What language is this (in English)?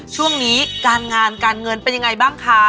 Thai